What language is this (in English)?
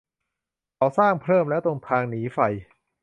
Thai